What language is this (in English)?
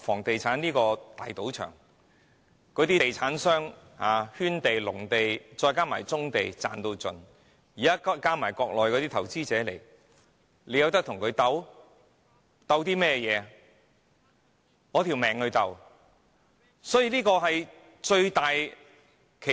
Cantonese